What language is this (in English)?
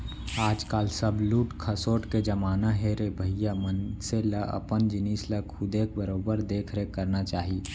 Chhattisgarhi